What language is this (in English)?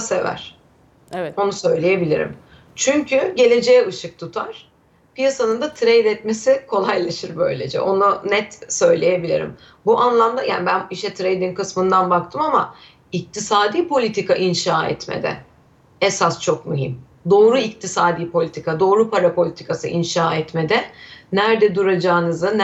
Turkish